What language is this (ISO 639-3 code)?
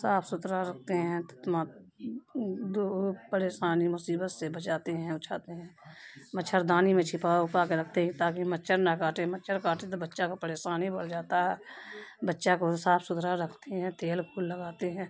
urd